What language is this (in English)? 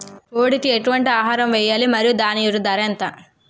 Telugu